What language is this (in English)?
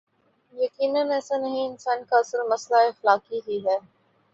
Urdu